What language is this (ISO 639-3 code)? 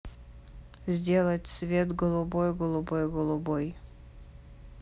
rus